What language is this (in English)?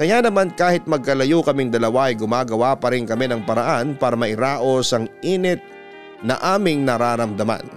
Filipino